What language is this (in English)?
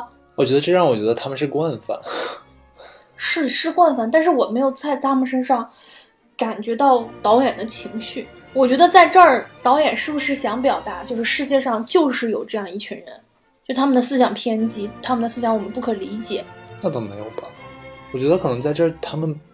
Chinese